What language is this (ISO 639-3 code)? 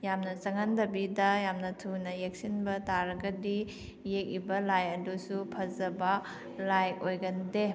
mni